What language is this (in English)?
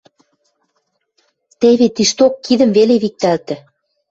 Western Mari